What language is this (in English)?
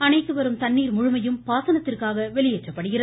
Tamil